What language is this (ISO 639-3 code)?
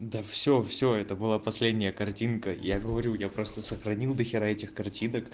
rus